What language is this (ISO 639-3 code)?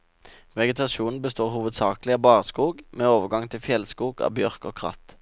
nor